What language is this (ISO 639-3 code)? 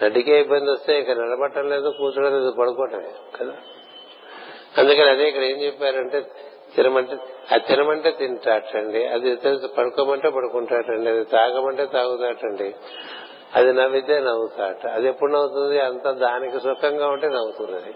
tel